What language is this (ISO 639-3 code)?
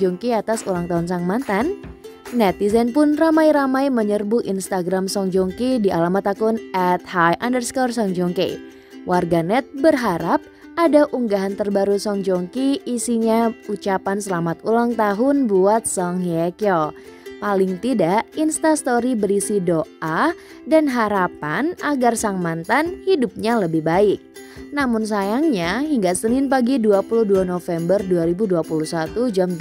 ind